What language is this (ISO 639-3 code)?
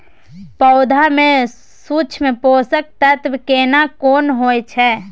mai